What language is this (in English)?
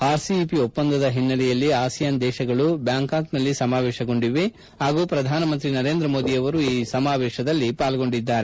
Kannada